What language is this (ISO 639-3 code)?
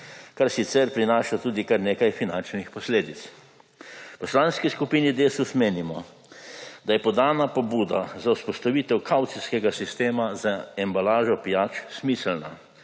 slv